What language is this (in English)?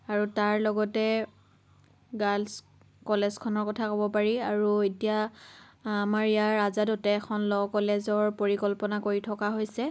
Assamese